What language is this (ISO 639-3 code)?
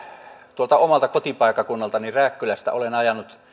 fin